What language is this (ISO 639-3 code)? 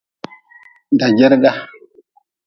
nmz